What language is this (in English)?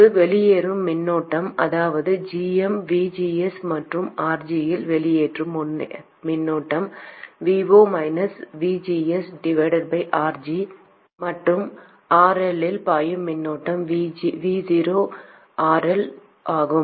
Tamil